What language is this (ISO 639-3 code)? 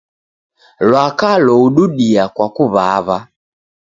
dav